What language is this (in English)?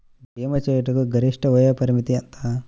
Telugu